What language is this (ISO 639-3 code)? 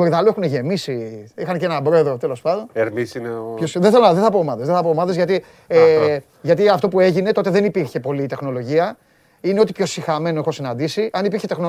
ell